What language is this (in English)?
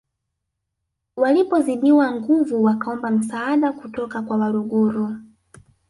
Swahili